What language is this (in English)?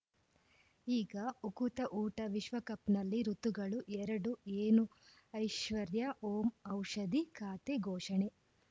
Kannada